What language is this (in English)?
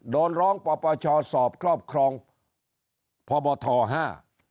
Thai